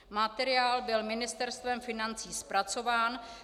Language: Czech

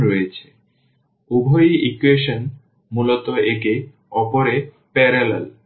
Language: Bangla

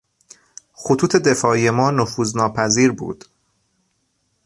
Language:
Persian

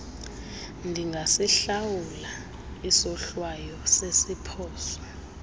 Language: Xhosa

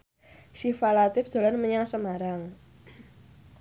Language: Javanese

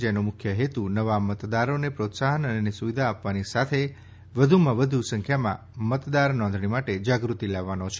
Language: Gujarati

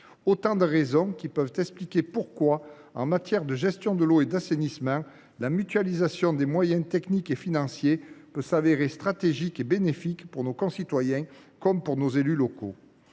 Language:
French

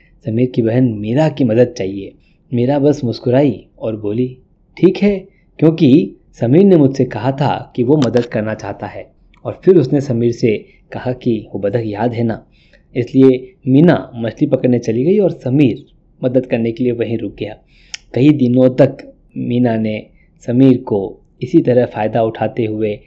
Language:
Hindi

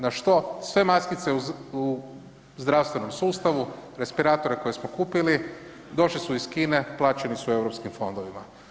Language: Croatian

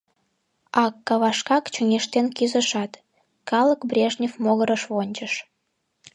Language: Mari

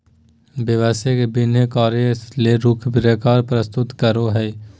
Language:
Magahi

